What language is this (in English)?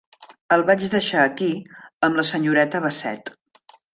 Catalan